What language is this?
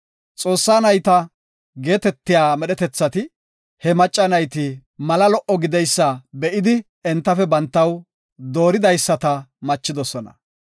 Gofa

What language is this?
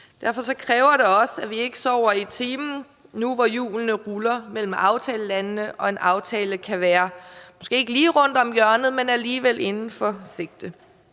Danish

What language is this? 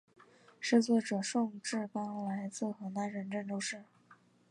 Chinese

